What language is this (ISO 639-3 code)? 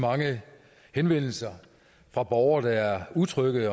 dan